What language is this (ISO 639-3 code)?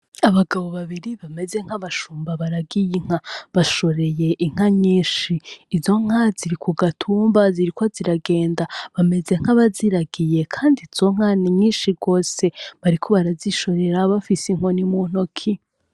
run